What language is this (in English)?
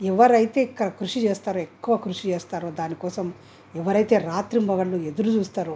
Telugu